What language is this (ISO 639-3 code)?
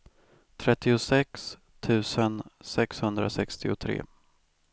swe